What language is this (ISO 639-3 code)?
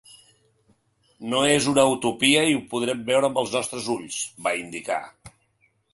cat